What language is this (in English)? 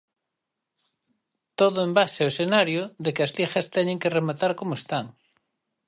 Galician